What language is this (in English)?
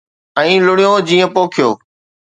Sindhi